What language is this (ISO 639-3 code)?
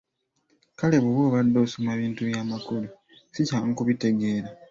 lug